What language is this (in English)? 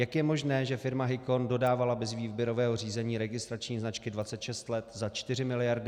Czech